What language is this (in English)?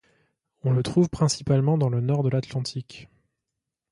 French